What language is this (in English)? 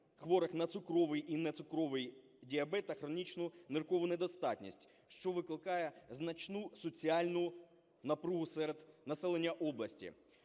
Ukrainian